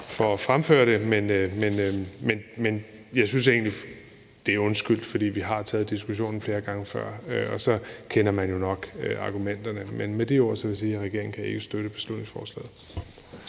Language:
Danish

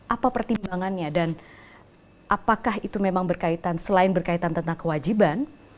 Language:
Indonesian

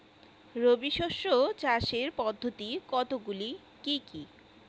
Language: Bangla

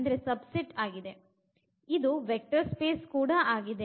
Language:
Kannada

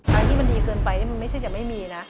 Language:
Thai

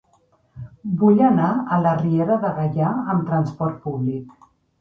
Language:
Catalan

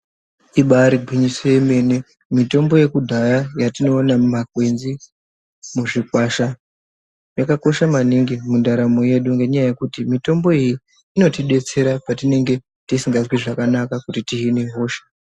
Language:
Ndau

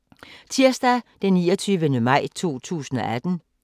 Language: Danish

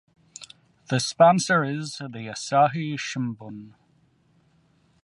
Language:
English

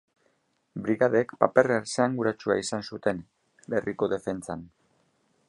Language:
Basque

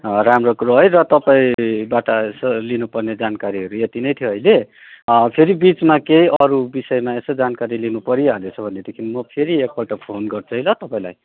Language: Nepali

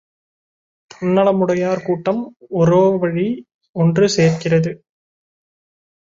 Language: Tamil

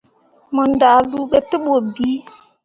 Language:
Mundang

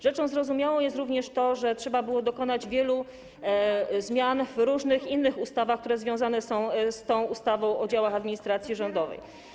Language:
Polish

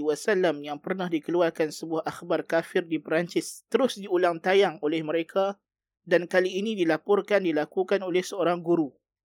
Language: Malay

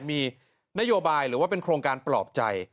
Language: Thai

